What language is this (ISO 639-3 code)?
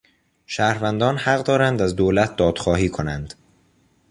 fas